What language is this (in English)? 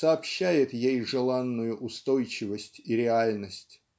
Russian